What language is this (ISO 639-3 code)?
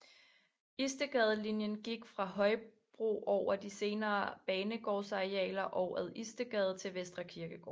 dan